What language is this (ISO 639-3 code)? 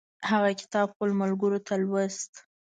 pus